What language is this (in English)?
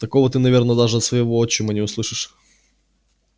Russian